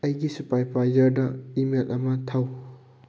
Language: Manipuri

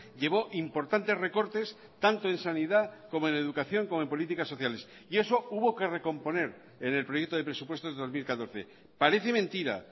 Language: Spanish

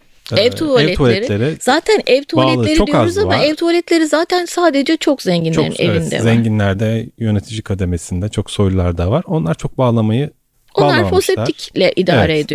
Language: Turkish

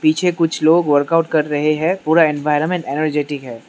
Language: Hindi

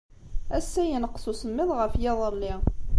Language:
Kabyle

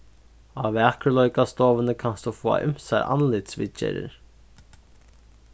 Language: Faroese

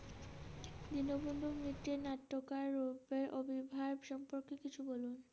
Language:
Bangla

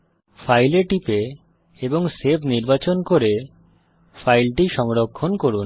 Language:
Bangla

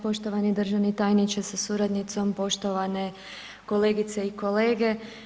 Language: Croatian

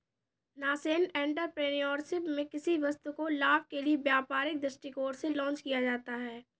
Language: Hindi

